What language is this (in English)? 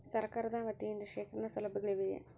Kannada